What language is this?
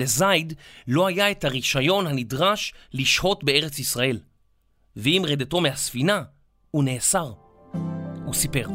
Hebrew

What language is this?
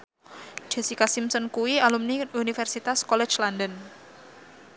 Javanese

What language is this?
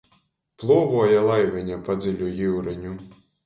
Latgalian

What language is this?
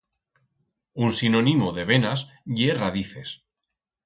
Aragonese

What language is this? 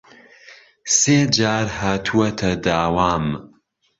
Central Kurdish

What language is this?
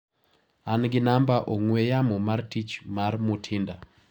Luo (Kenya and Tanzania)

